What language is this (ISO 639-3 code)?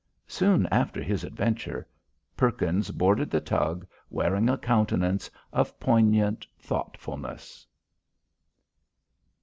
eng